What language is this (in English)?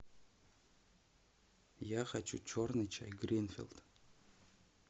Russian